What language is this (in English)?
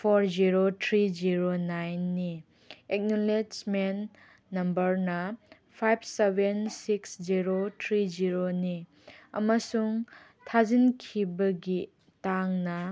Manipuri